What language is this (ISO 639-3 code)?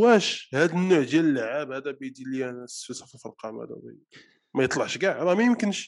ara